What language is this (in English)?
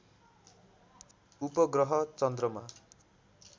Nepali